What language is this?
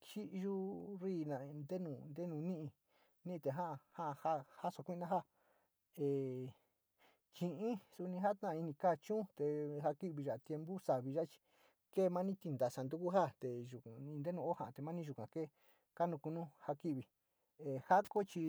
Sinicahua Mixtec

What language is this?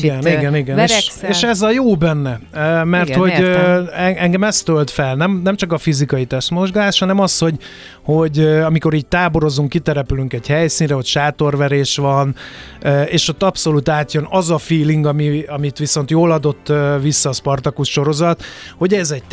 Hungarian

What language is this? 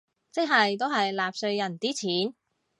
Cantonese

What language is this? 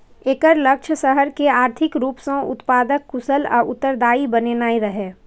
Maithili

